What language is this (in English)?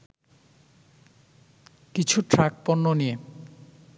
Bangla